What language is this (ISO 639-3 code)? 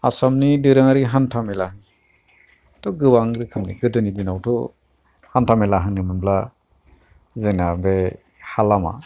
brx